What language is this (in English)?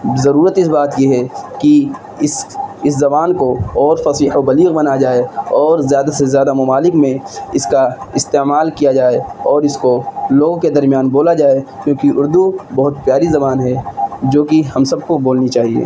Urdu